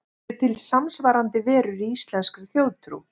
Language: Icelandic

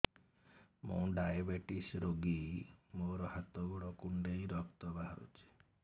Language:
Odia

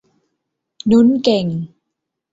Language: Thai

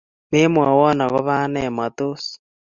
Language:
Kalenjin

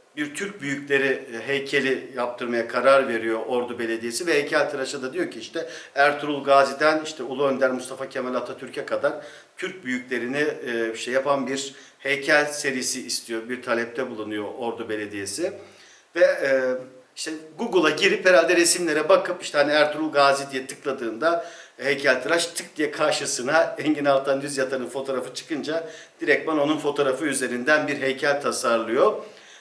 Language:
Turkish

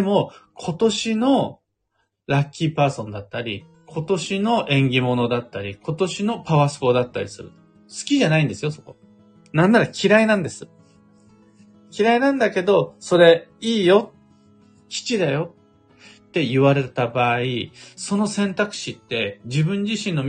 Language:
Japanese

